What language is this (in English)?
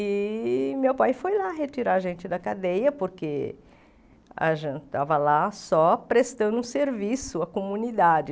Portuguese